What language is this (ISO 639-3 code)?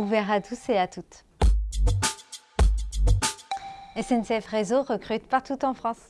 fra